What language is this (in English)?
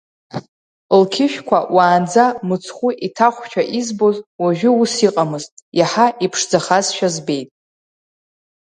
Abkhazian